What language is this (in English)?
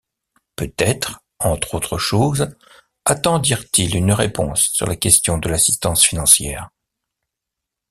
French